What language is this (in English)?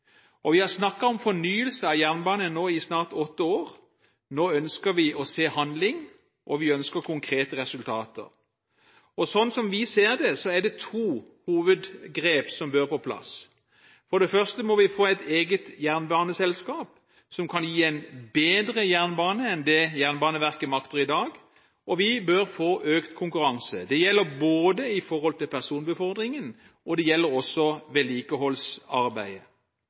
Norwegian Bokmål